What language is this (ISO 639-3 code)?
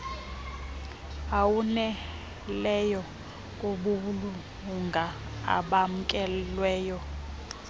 xho